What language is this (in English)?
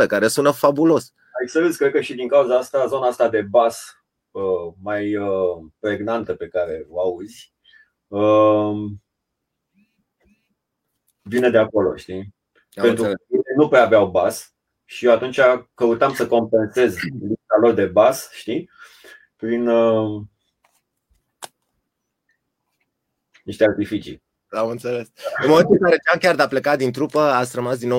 Romanian